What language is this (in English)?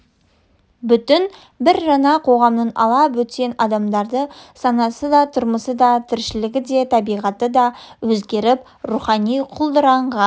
Kazakh